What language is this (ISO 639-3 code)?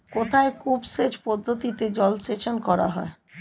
ben